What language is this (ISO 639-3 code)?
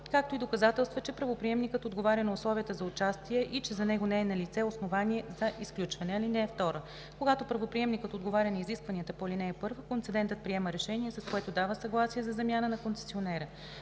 bul